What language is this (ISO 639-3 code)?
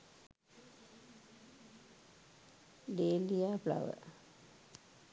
sin